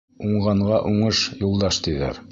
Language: Bashkir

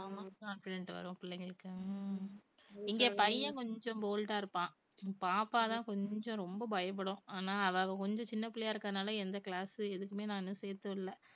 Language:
Tamil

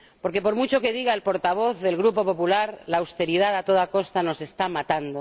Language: Spanish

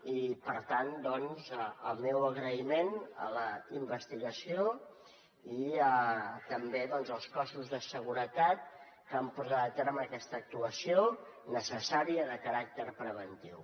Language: Catalan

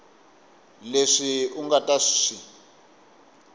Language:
Tsonga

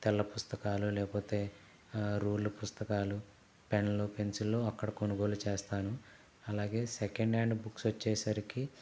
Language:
Telugu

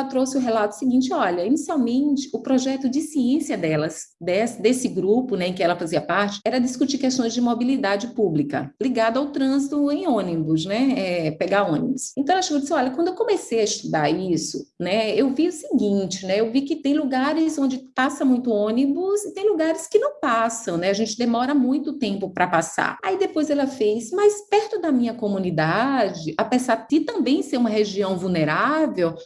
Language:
Portuguese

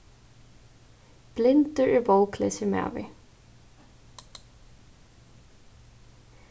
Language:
Faroese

